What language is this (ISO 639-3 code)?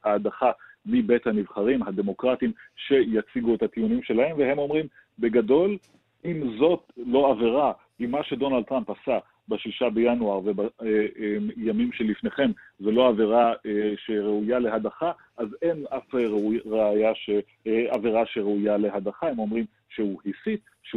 heb